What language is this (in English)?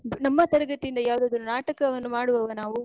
Kannada